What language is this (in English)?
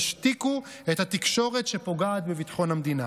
Hebrew